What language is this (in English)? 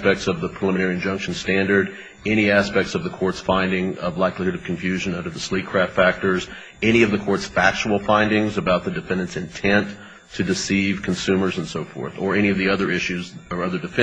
English